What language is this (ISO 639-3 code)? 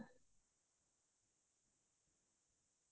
asm